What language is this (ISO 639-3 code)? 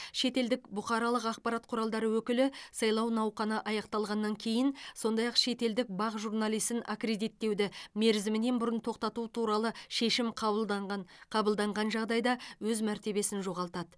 kaz